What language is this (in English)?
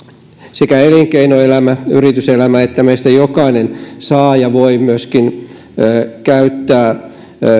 Finnish